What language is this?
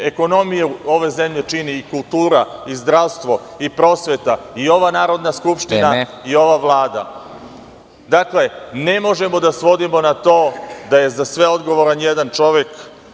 Serbian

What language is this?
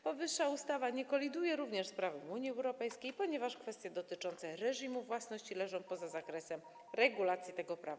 Polish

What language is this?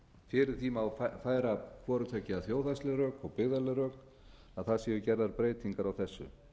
Icelandic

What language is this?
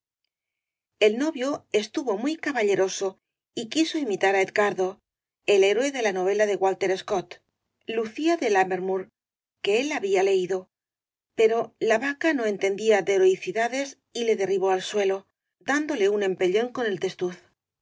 Spanish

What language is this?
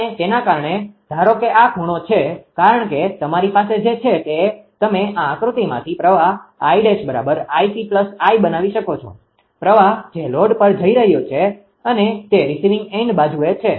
Gujarati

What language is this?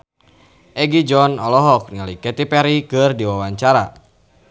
Sundanese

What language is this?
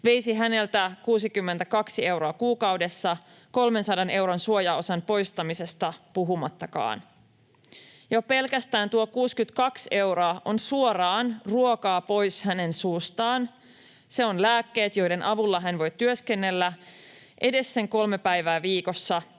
Finnish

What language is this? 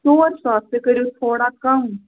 Kashmiri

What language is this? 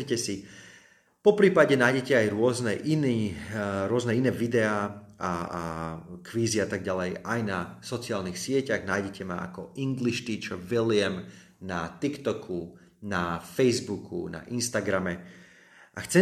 Slovak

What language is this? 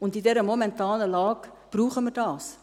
Swiss German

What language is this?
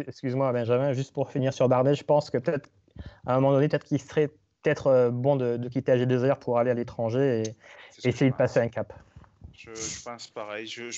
French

